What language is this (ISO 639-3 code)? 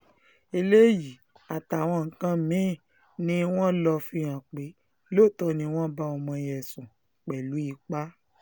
yor